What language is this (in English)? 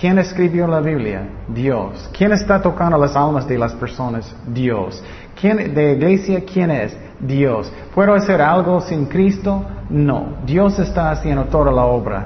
Spanish